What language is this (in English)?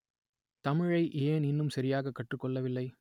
Tamil